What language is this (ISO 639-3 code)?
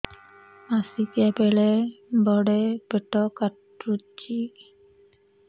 ori